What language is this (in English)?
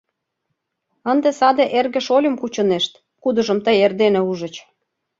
Mari